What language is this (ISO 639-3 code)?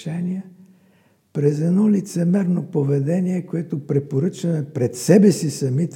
bul